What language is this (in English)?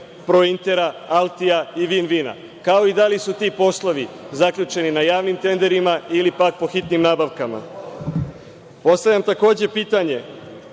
Serbian